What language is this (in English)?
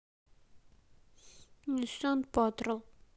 Russian